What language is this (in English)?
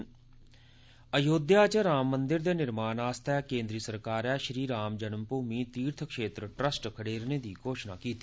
Dogri